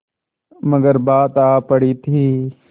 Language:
Hindi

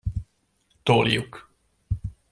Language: Hungarian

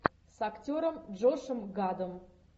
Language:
Russian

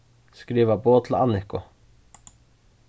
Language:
Faroese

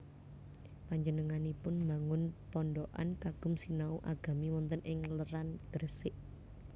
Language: Javanese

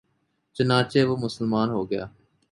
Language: Urdu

